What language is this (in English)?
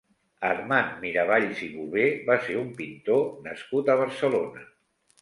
Catalan